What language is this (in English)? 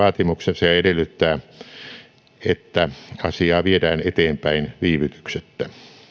Finnish